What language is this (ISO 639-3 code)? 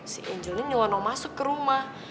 ind